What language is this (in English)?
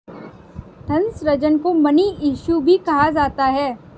Hindi